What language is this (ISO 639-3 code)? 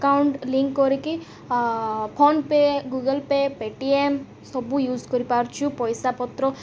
ori